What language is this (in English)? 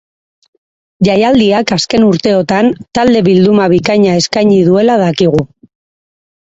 Basque